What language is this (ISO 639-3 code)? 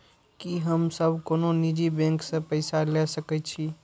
mai